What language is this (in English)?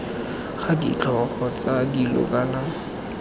Tswana